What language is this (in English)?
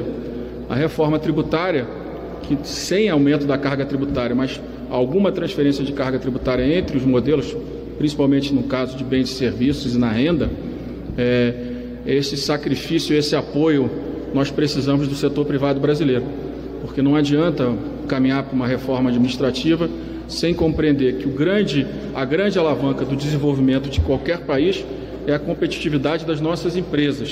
Portuguese